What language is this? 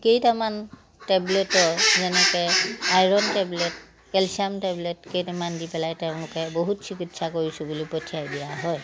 Assamese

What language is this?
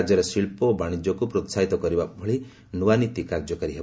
Odia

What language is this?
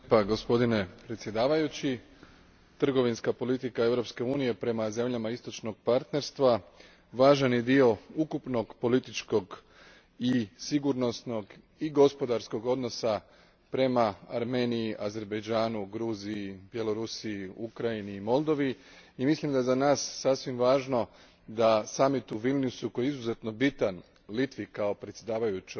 Croatian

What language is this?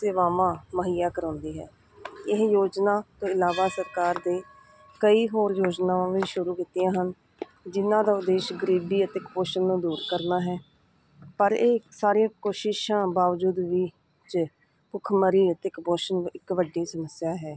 Punjabi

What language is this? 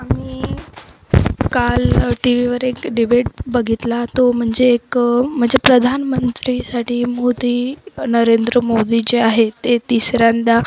Marathi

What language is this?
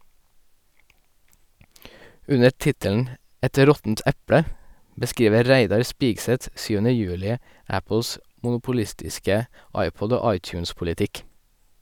Norwegian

